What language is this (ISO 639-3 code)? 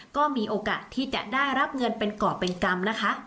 tha